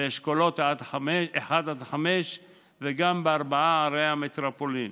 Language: Hebrew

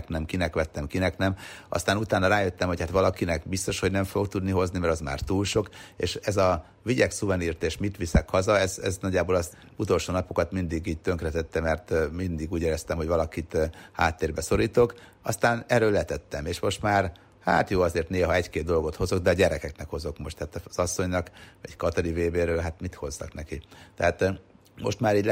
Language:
Hungarian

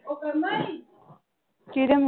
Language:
Punjabi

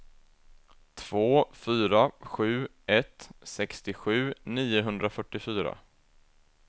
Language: Swedish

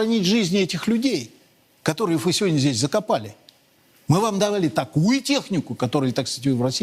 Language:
Russian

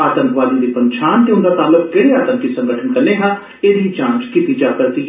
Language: Dogri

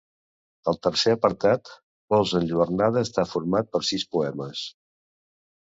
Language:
Catalan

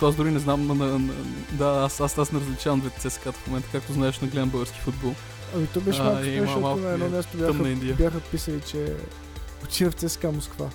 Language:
Bulgarian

